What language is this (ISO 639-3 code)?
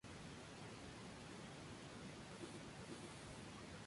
spa